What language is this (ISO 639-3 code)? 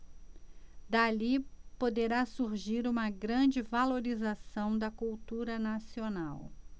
por